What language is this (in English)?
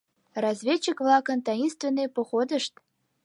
Mari